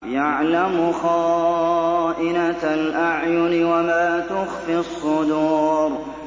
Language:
Arabic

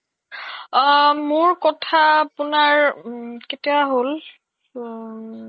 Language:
Assamese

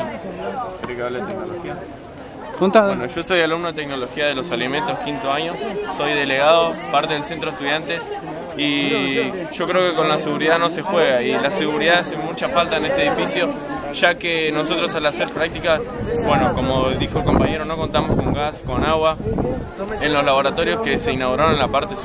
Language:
Spanish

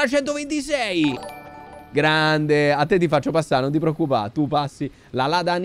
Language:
Italian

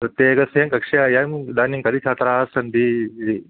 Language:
Sanskrit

